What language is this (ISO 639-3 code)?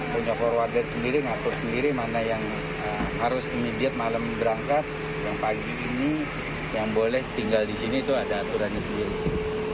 ind